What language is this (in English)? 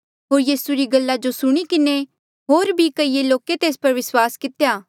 Mandeali